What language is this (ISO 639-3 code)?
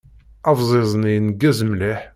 kab